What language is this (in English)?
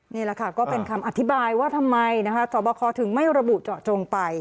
Thai